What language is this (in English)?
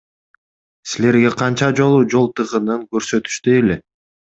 Kyrgyz